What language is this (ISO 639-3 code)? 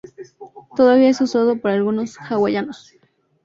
spa